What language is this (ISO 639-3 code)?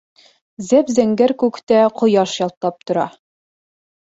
bak